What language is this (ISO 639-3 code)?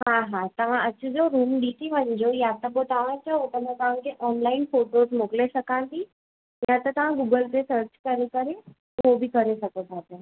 snd